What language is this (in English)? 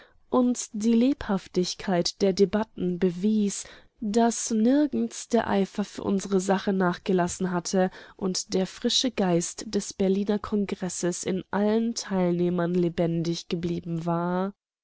German